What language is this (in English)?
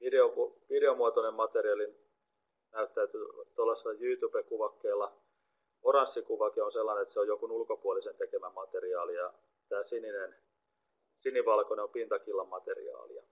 Finnish